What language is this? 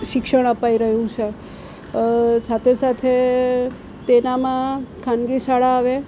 Gujarati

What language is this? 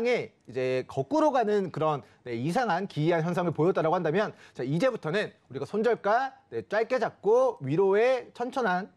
Korean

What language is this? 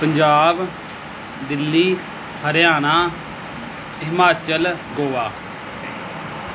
Punjabi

